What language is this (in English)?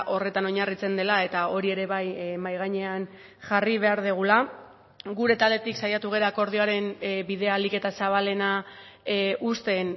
Basque